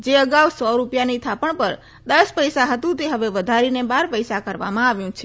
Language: Gujarati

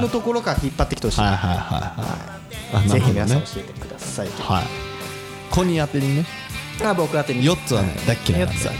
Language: Japanese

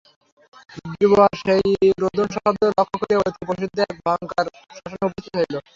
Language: Bangla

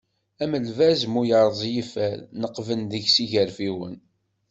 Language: Kabyle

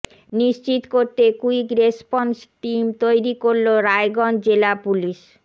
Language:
Bangla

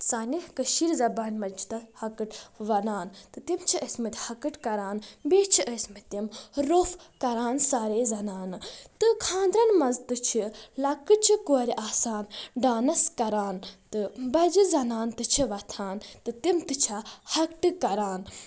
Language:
Kashmiri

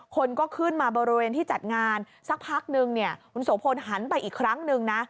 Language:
Thai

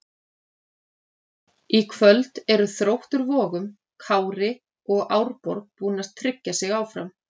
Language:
Icelandic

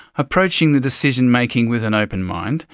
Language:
English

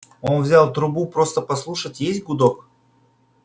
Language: Russian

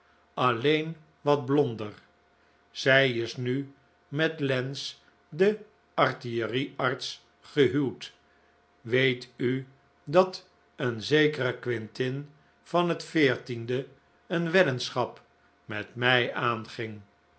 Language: Dutch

